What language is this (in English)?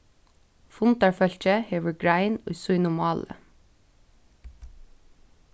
Faroese